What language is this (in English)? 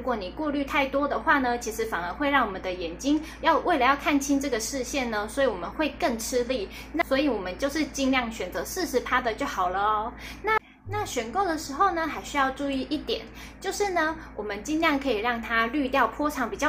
Chinese